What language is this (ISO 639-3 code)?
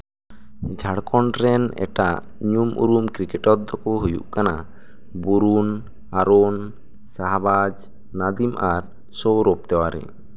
sat